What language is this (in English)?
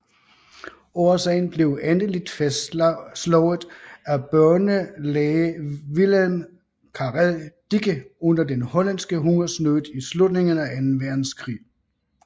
Danish